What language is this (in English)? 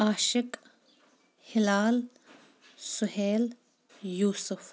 Kashmiri